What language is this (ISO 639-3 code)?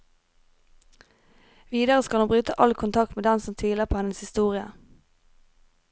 nor